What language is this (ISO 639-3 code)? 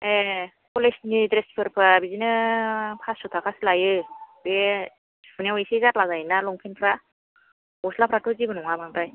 brx